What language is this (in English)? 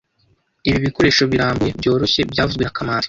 Kinyarwanda